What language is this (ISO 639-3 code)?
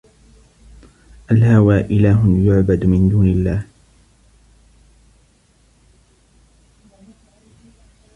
ara